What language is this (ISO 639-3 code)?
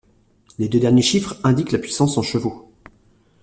fra